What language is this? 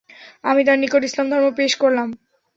Bangla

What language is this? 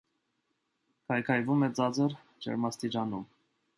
Armenian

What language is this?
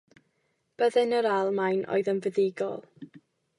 Welsh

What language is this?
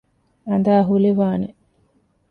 Divehi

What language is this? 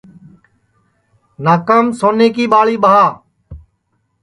Sansi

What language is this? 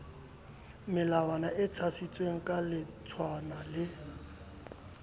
Southern Sotho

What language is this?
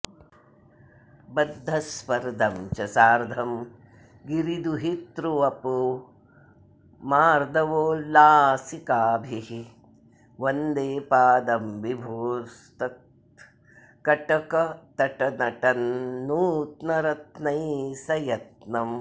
Sanskrit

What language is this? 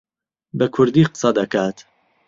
Central Kurdish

